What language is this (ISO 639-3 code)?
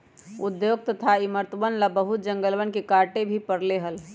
mag